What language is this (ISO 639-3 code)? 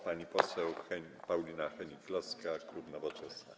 pol